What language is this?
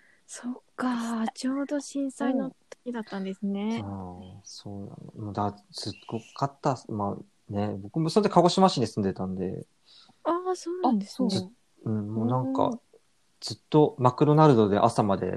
Japanese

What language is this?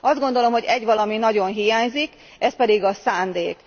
Hungarian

